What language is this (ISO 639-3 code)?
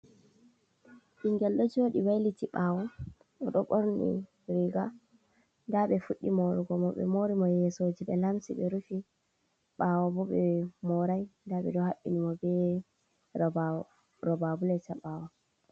ful